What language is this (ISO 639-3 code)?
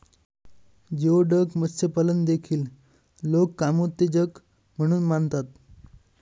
mar